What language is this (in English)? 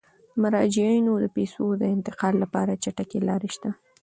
Pashto